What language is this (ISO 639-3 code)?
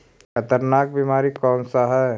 mag